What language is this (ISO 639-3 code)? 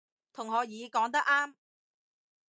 yue